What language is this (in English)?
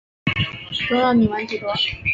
Chinese